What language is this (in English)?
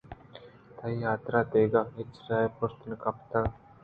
Eastern Balochi